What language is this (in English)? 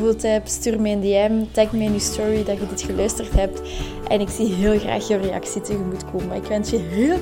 Dutch